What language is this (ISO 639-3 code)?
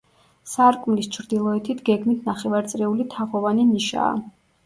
kat